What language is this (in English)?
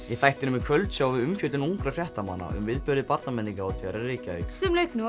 Icelandic